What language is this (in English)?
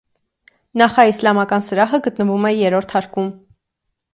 Armenian